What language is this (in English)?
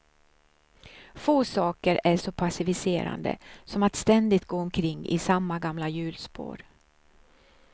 Swedish